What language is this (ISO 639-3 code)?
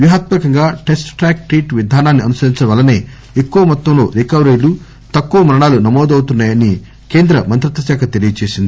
tel